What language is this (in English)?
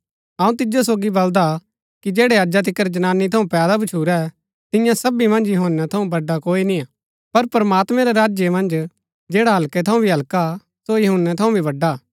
Gaddi